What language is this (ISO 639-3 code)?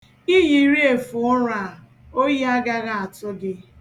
ibo